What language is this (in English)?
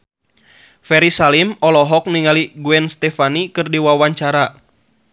Sundanese